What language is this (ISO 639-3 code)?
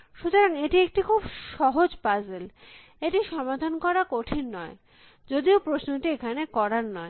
ben